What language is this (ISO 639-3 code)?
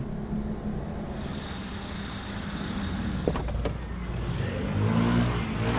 ind